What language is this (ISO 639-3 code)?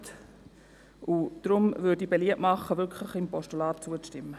gsw